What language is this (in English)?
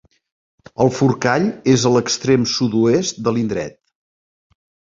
Catalan